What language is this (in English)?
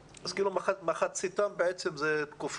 Hebrew